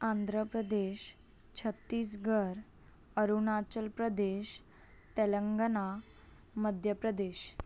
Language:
Sindhi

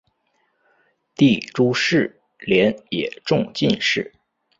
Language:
Chinese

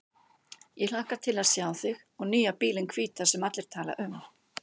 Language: Icelandic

